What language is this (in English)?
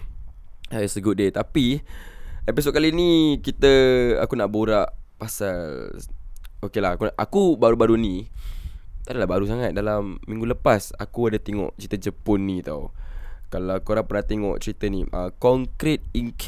Malay